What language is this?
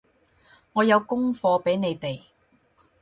Cantonese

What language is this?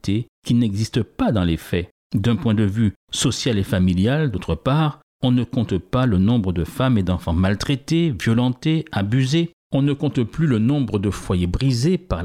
French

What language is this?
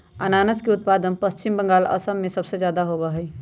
Magahi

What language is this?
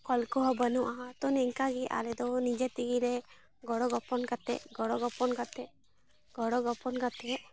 Santali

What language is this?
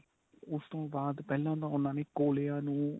Punjabi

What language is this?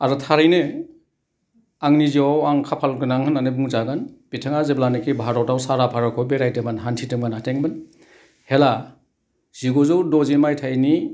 Bodo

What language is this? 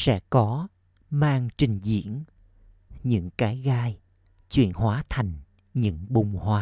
Vietnamese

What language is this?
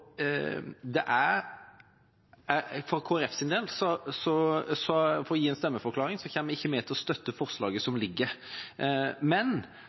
Norwegian Bokmål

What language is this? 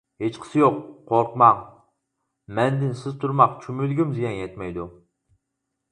Uyghur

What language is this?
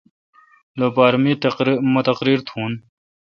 Kalkoti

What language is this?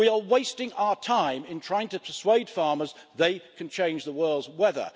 English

